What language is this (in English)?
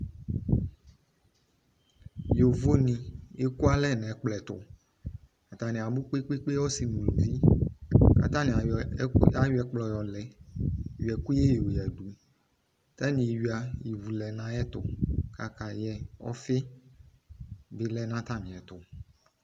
Ikposo